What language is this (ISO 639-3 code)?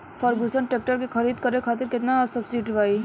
bho